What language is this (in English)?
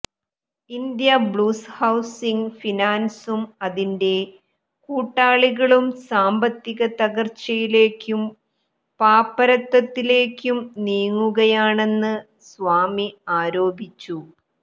Malayalam